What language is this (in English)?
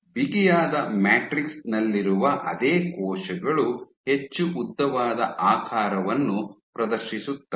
Kannada